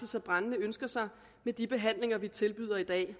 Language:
Danish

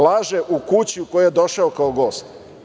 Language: Serbian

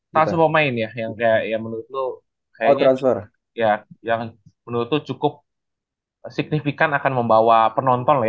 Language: Indonesian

